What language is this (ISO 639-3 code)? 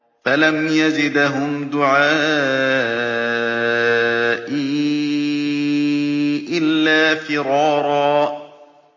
ara